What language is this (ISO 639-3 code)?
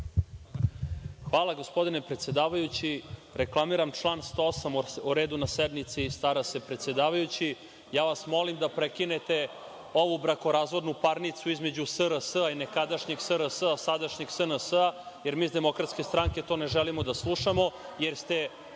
srp